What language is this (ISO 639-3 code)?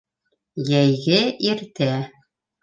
bak